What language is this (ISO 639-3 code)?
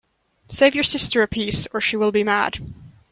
eng